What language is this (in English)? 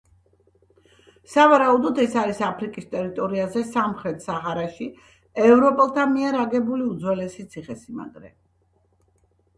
Georgian